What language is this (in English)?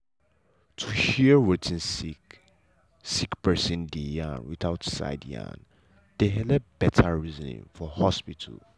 Nigerian Pidgin